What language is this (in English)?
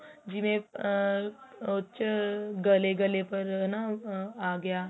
Punjabi